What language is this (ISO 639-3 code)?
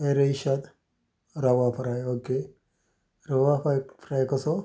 kok